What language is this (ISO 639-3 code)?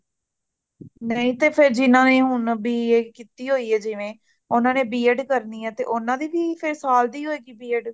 pan